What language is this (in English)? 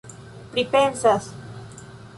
Esperanto